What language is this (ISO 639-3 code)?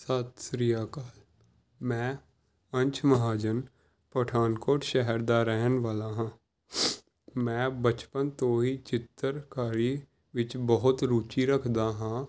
pan